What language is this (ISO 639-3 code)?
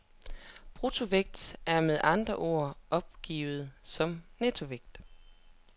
dan